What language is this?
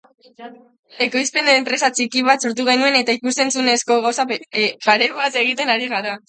Basque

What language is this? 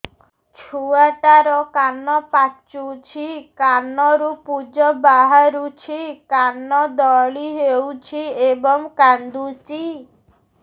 Odia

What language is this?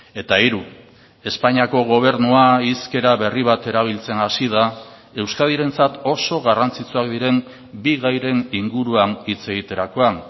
Basque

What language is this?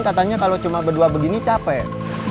Indonesian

